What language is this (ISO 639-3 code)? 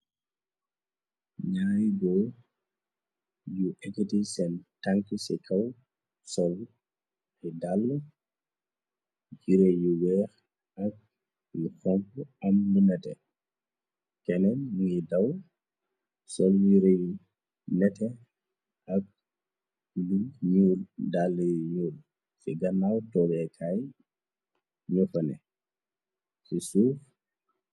wol